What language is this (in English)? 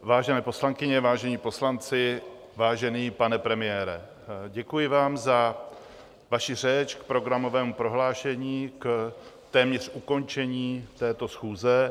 Czech